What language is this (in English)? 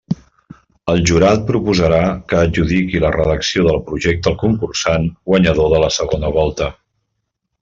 Catalan